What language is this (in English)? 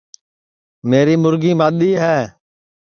Sansi